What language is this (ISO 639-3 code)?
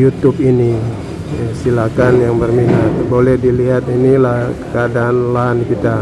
ind